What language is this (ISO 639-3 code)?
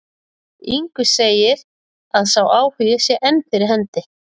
isl